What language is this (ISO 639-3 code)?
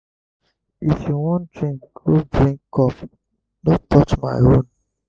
pcm